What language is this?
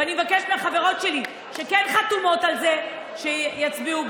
Hebrew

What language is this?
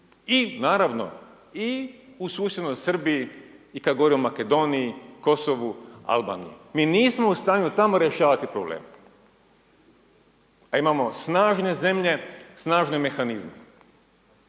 Croatian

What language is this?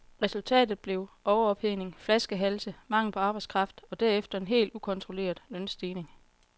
Danish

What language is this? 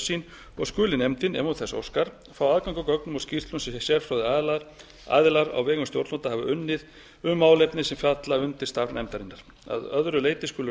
Icelandic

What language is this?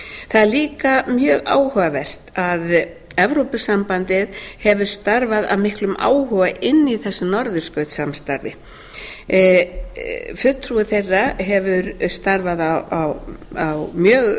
Icelandic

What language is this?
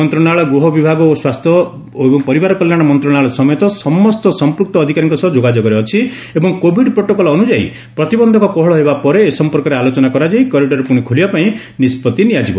Odia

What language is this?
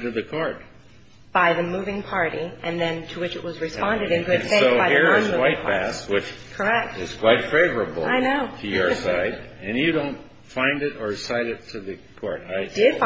English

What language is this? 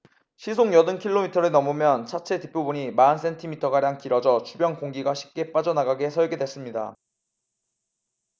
Korean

